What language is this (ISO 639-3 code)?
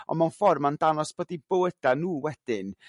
cym